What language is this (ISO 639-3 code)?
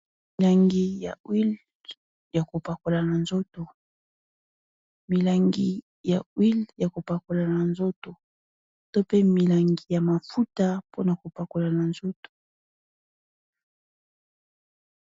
lin